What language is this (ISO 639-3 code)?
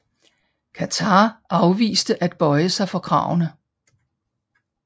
dan